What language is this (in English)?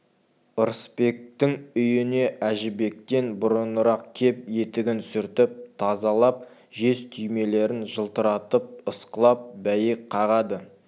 Kazakh